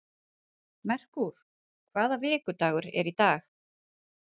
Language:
Icelandic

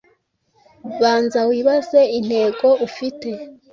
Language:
Kinyarwanda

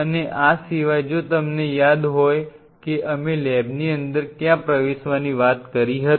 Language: Gujarati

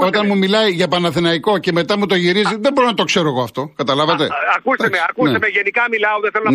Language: Greek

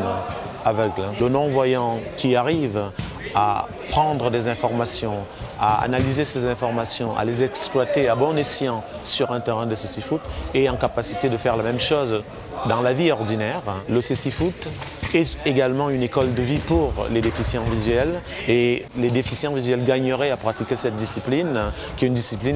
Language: French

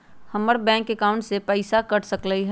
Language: Magahi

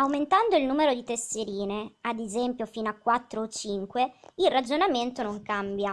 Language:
Italian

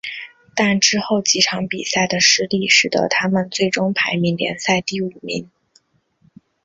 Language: Chinese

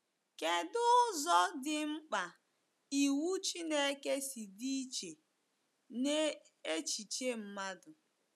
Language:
Igbo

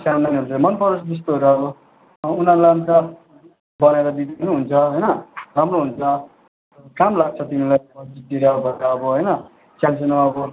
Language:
Nepali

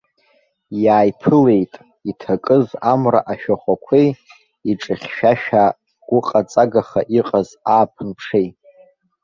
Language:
Abkhazian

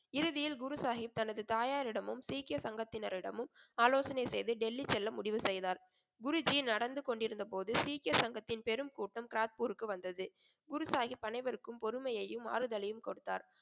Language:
Tamil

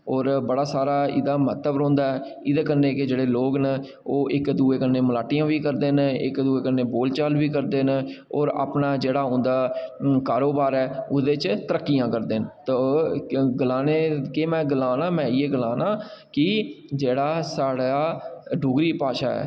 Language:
Dogri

